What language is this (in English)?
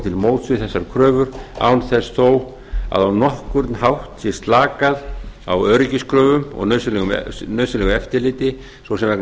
Icelandic